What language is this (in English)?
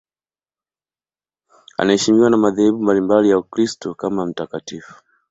Swahili